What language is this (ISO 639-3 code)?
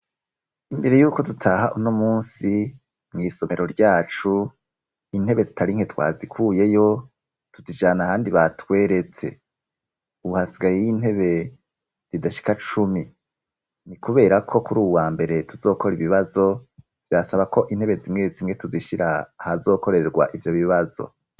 run